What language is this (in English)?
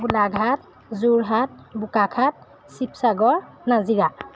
Assamese